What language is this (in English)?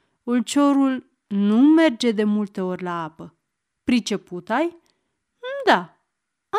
Romanian